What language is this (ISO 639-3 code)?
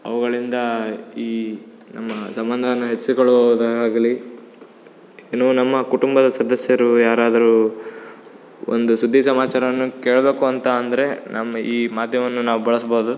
kan